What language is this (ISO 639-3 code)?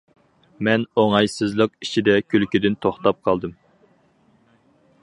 uig